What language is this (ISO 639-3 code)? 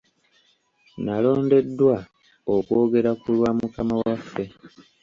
lug